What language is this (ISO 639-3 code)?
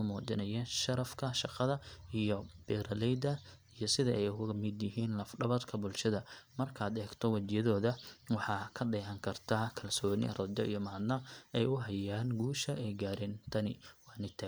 som